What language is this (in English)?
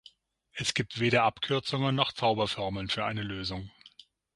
German